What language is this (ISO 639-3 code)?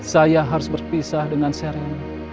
ind